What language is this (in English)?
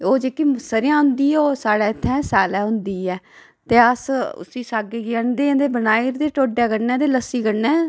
Dogri